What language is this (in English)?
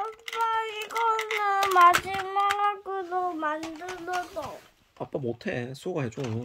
Korean